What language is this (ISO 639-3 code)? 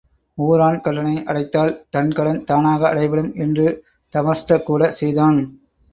tam